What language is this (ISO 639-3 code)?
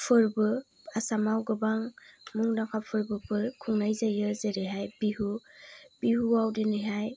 brx